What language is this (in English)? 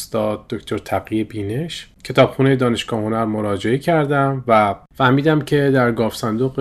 Persian